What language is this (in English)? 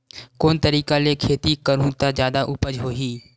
Chhattisgarhi